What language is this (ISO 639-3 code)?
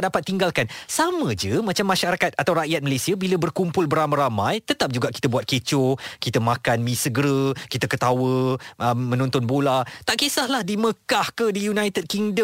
msa